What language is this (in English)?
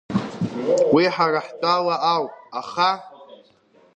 Abkhazian